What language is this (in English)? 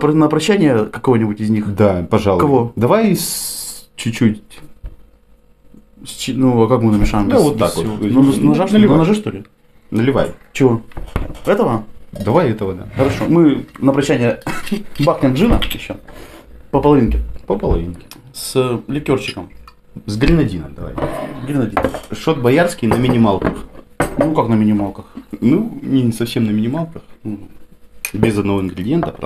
Russian